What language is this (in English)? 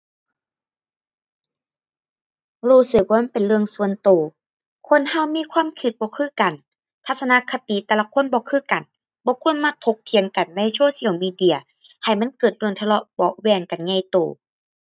Thai